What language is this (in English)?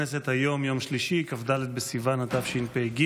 Hebrew